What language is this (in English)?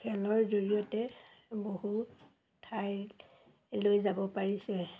Assamese